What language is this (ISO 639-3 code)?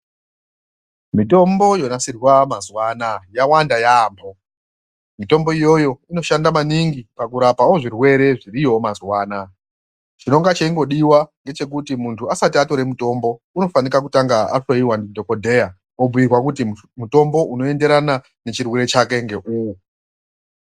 ndc